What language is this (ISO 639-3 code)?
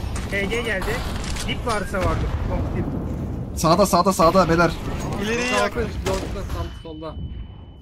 tur